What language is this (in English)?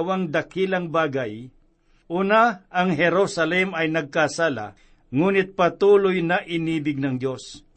Filipino